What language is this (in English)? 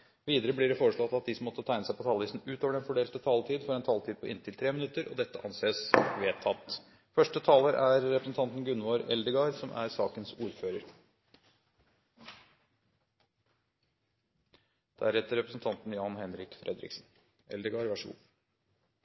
Norwegian Bokmål